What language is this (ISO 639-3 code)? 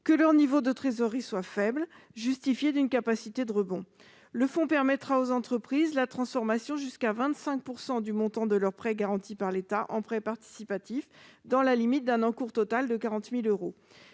fra